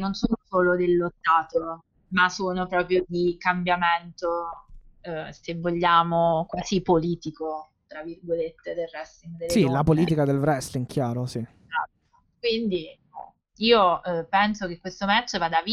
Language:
Italian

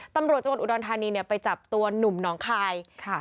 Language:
Thai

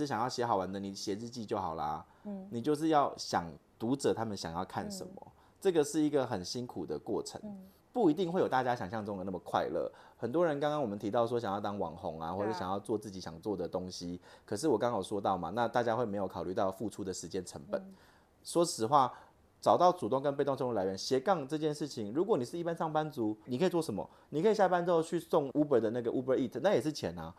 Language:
Chinese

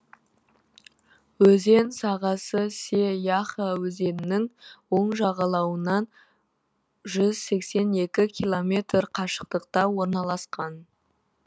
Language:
Kazakh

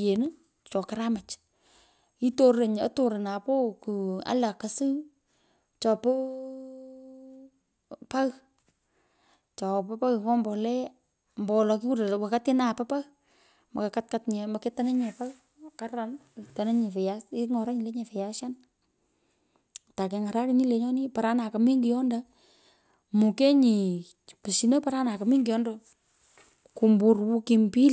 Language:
Pökoot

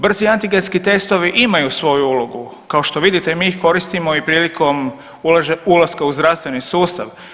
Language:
Croatian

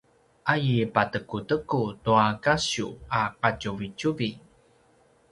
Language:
Paiwan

